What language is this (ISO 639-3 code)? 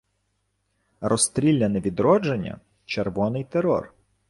ukr